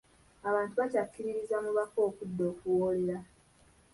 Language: Ganda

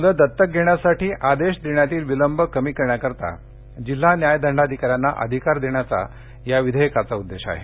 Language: Marathi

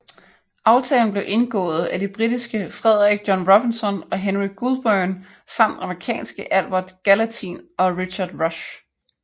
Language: Danish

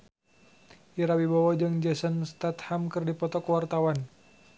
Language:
Sundanese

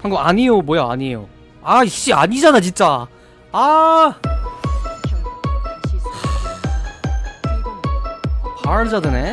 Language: Korean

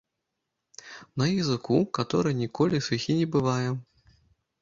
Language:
Belarusian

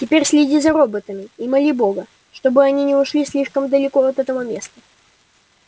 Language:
Russian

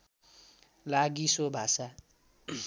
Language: Nepali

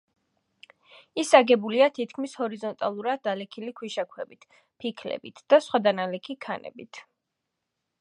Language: Georgian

